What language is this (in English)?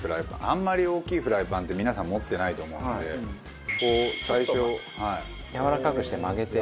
Japanese